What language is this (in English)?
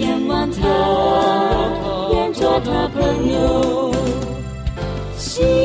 Chinese